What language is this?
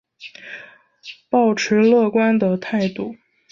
Chinese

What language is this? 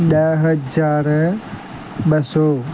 Sindhi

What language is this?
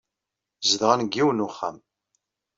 Kabyle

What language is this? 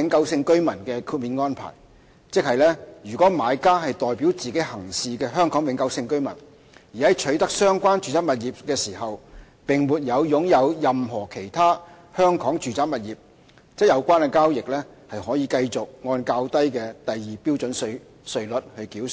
Cantonese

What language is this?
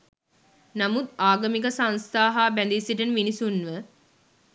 Sinhala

